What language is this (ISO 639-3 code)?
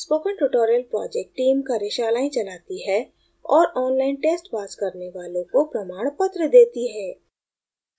hin